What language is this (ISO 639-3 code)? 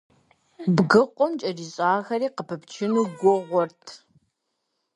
kbd